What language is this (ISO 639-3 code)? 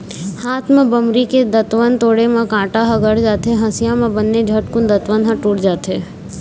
hne